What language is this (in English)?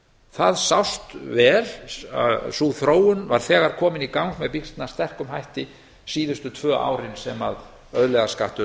Icelandic